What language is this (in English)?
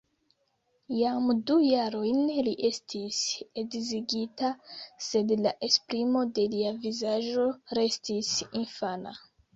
Esperanto